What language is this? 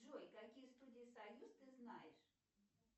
Russian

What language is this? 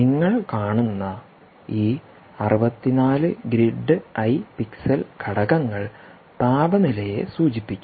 Malayalam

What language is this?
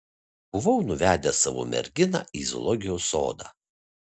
Lithuanian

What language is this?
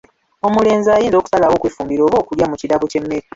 Ganda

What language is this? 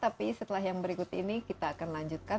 Indonesian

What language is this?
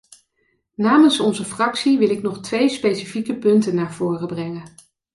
Dutch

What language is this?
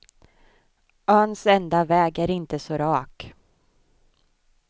Swedish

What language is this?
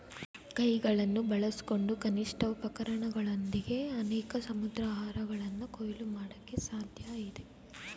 Kannada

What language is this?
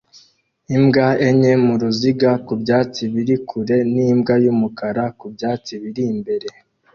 Kinyarwanda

